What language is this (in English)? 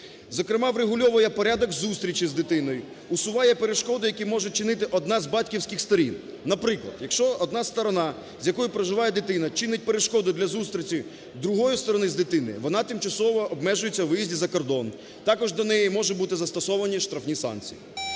Ukrainian